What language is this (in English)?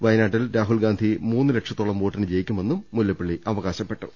Malayalam